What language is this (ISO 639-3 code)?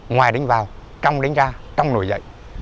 vie